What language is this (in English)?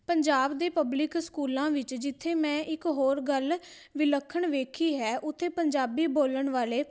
Punjabi